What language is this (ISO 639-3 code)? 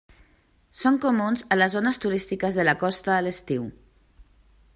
cat